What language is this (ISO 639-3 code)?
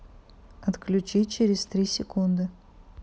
rus